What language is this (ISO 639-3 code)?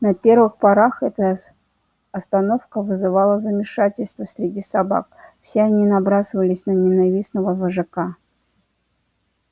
rus